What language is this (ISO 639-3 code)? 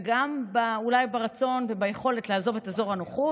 heb